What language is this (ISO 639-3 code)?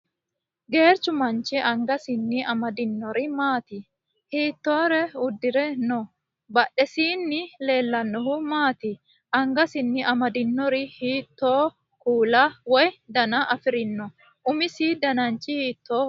sid